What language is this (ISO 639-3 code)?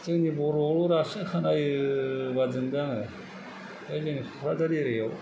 brx